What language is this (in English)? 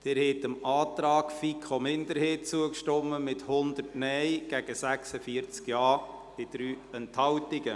Swiss German